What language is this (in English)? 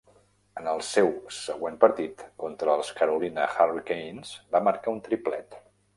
Catalan